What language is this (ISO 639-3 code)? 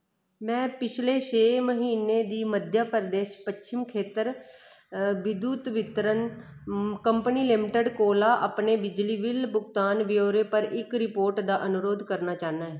doi